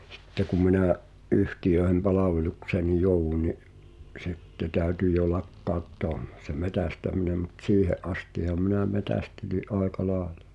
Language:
Finnish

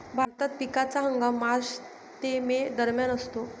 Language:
Marathi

